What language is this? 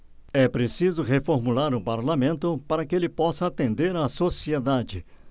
Portuguese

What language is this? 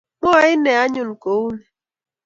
Kalenjin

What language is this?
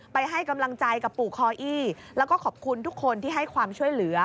Thai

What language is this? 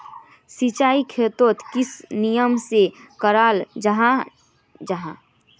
Magahi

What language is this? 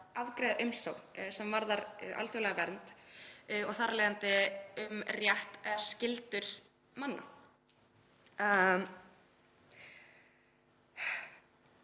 Icelandic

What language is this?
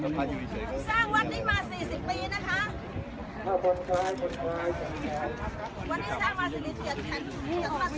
Thai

